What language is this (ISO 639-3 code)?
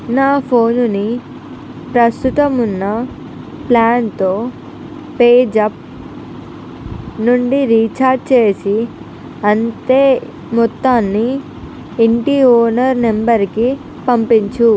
tel